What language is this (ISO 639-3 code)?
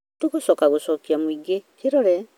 kik